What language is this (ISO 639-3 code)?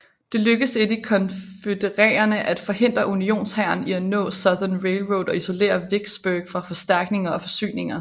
dan